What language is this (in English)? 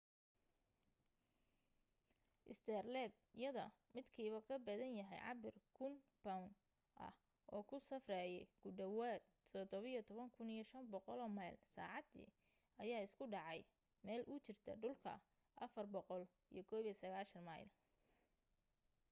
Somali